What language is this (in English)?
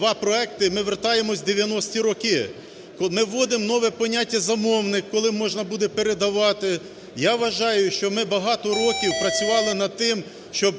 Ukrainian